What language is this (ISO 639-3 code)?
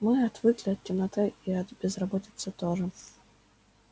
rus